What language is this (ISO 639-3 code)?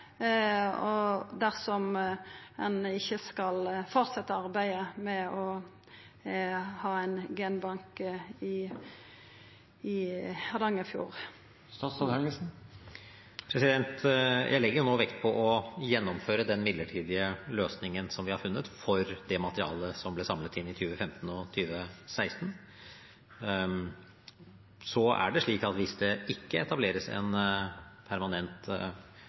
nor